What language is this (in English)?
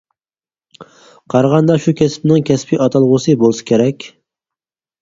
Uyghur